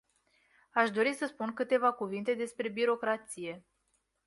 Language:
Romanian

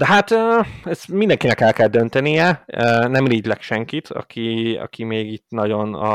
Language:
Hungarian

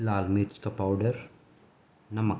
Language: Urdu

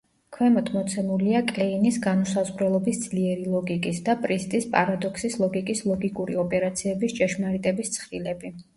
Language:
Georgian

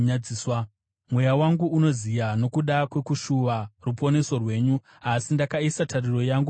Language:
Shona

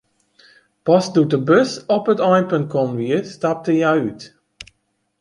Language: Western Frisian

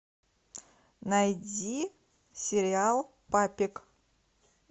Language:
Russian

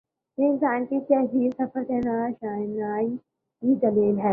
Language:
Urdu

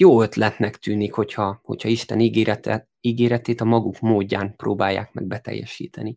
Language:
Hungarian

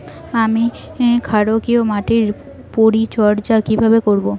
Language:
Bangla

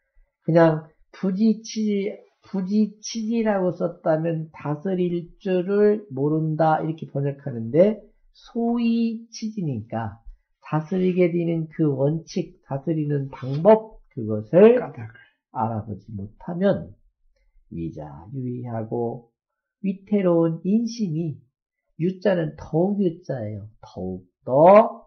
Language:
Korean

